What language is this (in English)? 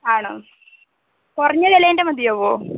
Malayalam